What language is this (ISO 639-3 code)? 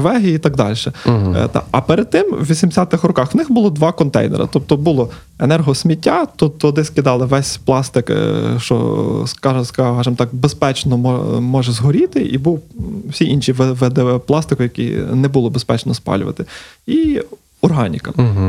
ukr